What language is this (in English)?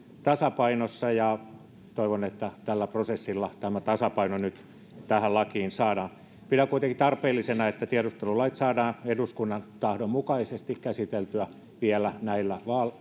Finnish